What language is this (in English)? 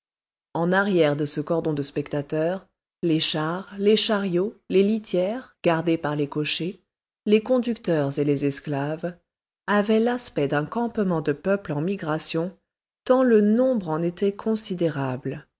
French